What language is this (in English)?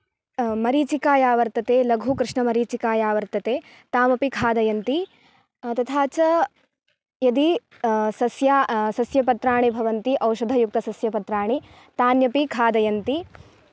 Sanskrit